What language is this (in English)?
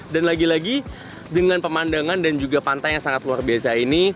Indonesian